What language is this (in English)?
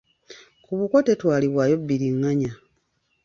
Ganda